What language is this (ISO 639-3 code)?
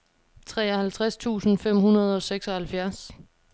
dan